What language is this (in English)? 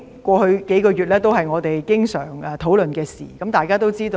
Cantonese